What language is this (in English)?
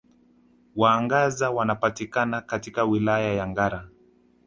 Swahili